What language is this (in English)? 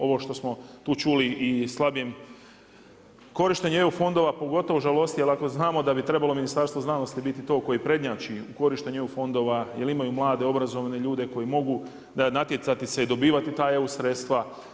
Croatian